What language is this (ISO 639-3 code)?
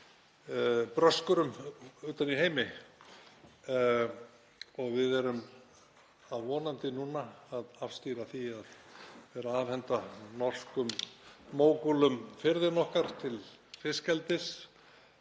isl